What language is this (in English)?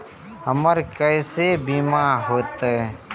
Maithili